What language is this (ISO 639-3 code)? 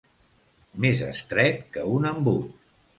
cat